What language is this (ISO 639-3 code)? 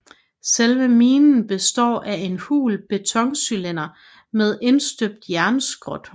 dan